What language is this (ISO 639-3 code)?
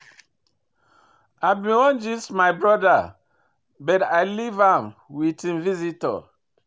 pcm